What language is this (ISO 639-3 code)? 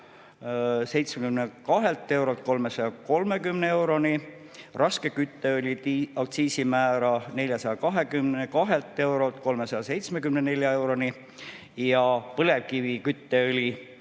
est